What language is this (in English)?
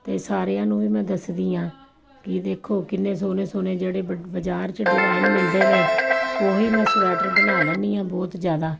Punjabi